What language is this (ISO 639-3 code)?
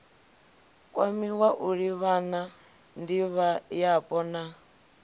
ven